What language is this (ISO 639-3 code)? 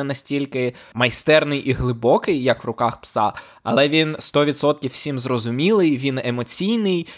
ukr